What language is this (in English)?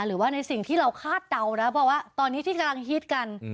Thai